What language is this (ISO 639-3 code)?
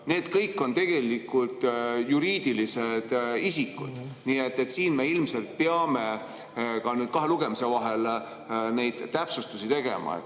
est